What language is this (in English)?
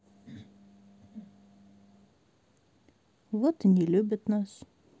Russian